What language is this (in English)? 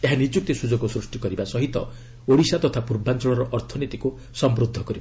Odia